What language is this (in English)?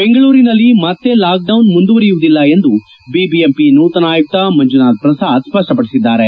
Kannada